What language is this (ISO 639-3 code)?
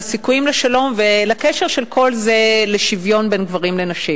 heb